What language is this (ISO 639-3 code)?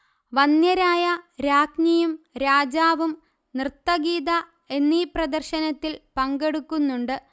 mal